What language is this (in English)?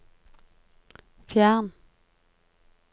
Norwegian